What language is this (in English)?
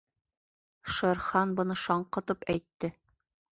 Bashkir